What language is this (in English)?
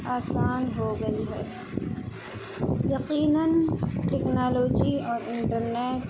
Urdu